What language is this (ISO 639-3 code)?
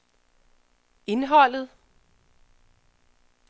dan